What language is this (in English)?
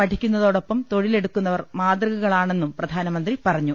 Malayalam